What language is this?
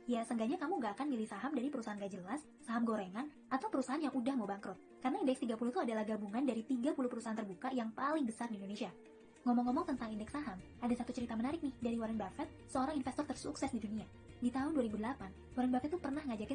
Indonesian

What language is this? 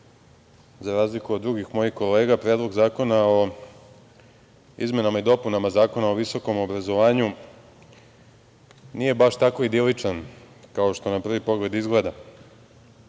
Serbian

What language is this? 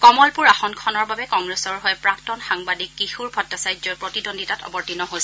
Assamese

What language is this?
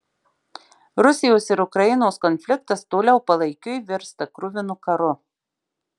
Lithuanian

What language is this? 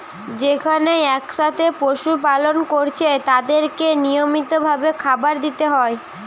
Bangla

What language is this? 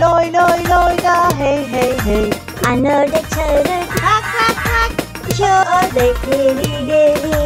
Turkish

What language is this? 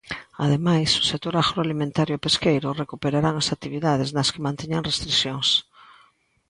Galician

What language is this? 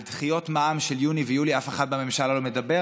Hebrew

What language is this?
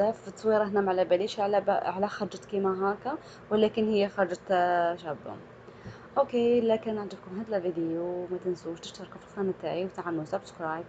Arabic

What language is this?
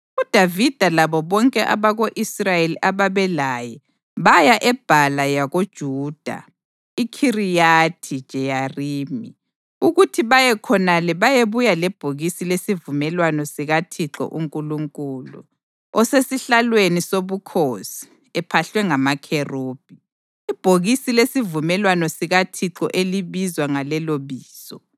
North Ndebele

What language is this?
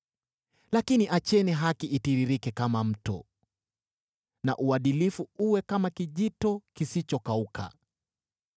Swahili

